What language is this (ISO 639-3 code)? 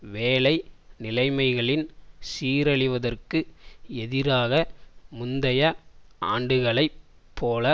tam